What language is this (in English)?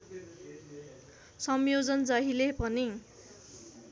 Nepali